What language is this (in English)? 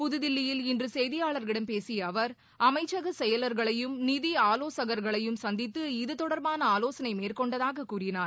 Tamil